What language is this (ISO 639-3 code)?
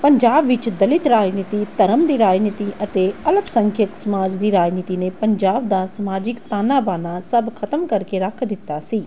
pan